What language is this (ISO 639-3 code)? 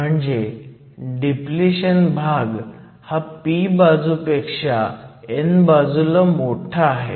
mar